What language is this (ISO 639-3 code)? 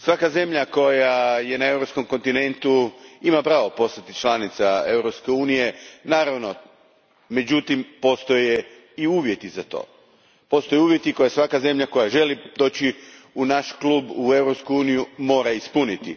hrv